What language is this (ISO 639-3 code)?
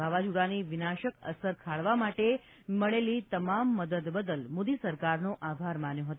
guj